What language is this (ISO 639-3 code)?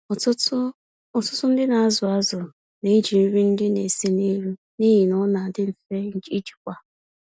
ibo